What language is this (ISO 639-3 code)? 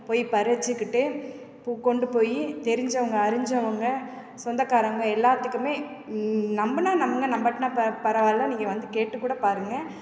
tam